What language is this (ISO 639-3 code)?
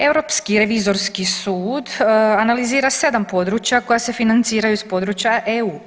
hrv